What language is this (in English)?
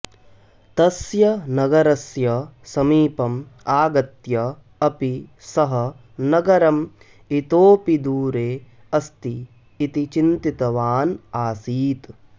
Sanskrit